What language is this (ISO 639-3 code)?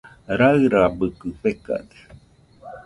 hux